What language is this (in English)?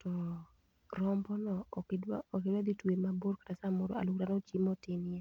Luo (Kenya and Tanzania)